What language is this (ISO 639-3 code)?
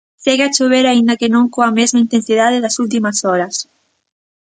glg